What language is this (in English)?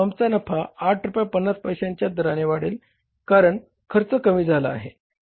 Marathi